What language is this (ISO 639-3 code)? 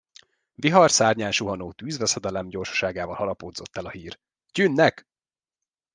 hun